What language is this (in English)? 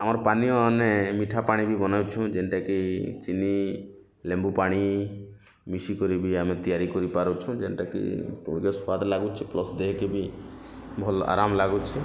Odia